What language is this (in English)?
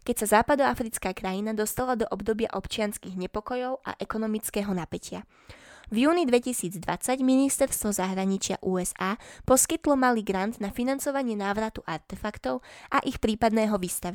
Slovak